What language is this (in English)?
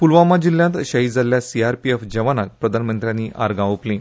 Konkani